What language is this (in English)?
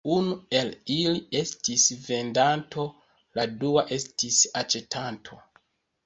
Esperanto